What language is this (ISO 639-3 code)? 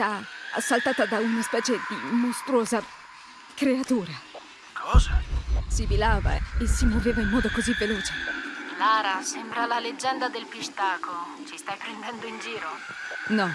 ita